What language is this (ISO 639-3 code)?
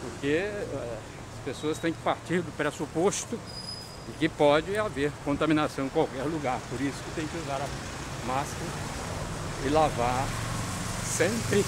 por